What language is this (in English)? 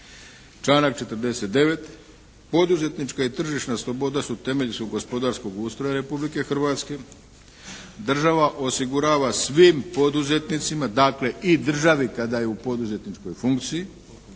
Croatian